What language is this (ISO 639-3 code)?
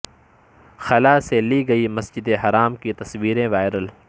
urd